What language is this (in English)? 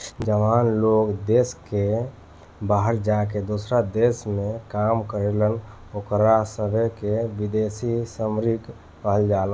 Bhojpuri